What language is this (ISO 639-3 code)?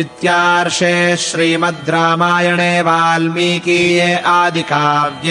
kan